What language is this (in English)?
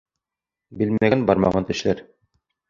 Bashkir